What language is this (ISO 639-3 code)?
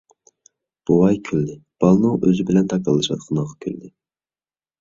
uig